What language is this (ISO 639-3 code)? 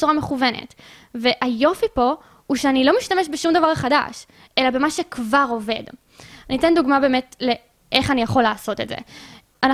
heb